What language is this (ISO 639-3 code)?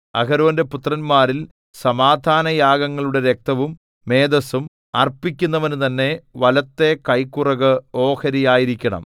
mal